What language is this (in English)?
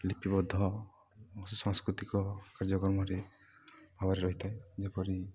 Odia